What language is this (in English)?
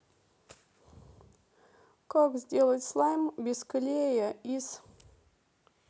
Russian